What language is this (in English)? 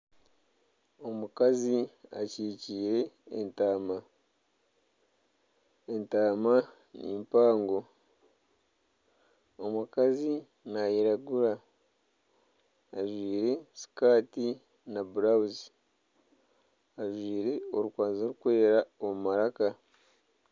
Nyankole